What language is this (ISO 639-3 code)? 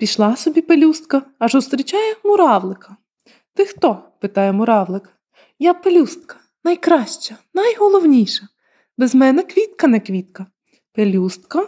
ukr